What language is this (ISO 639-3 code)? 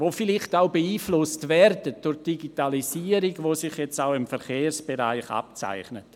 gsw